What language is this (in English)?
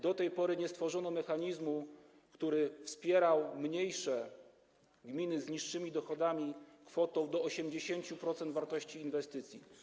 Polish